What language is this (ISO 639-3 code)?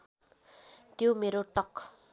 nep